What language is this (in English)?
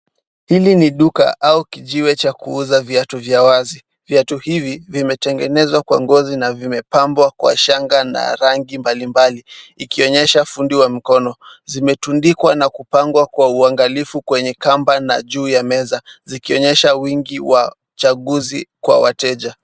Swahili